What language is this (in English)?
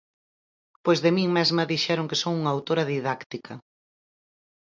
Galician